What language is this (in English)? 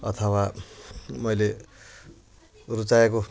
Nepali